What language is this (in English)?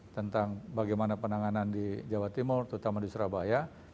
Indonesian